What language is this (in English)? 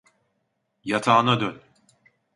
Turkish